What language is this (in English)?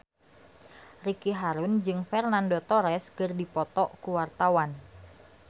Sundanese